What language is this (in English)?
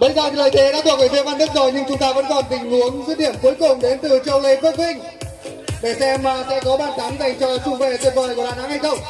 Vietnamese